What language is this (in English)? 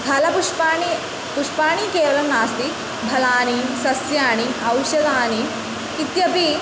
Sanskrit